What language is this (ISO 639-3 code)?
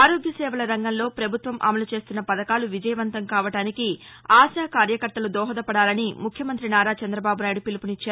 tel